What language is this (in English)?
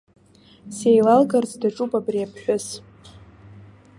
Abkhazian